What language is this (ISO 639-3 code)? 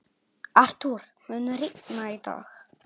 isl